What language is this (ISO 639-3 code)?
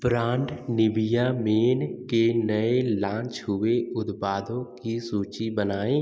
hin